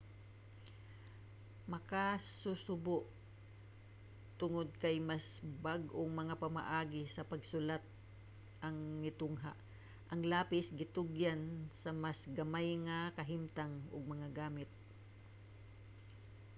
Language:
Cebuano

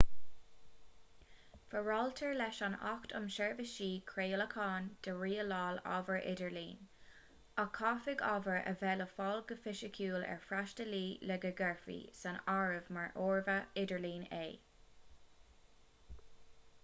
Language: Irish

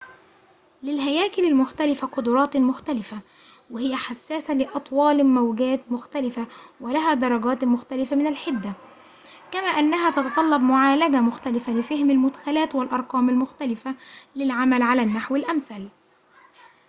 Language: Arabic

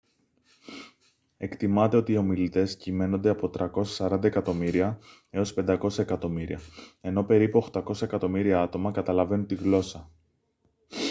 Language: Greek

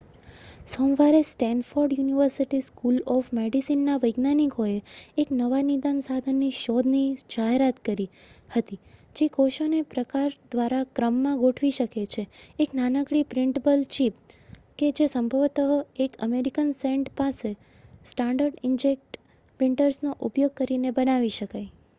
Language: Gujarati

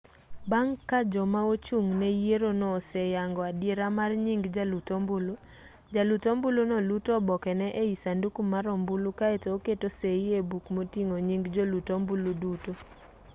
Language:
Luo (Kenya and Tanzania)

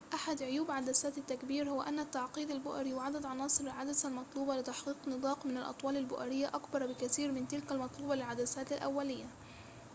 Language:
Arabic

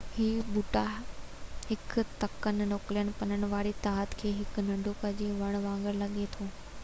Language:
Sindhi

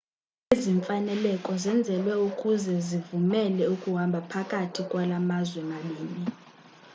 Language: Xhosa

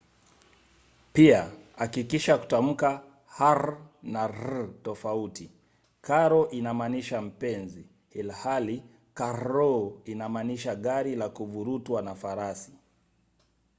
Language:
Swahili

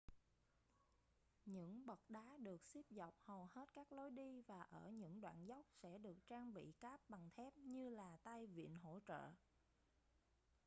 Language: Vietnamese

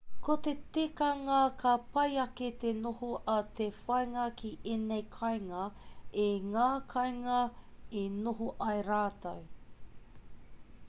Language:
Māori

